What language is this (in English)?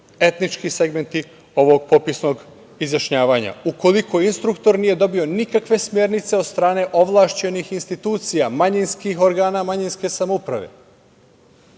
Serbian